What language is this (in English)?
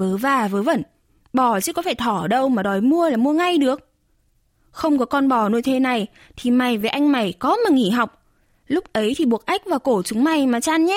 Vietnamese